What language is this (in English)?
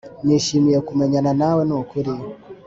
Kinyarwanda